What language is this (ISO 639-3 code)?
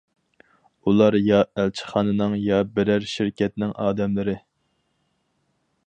uig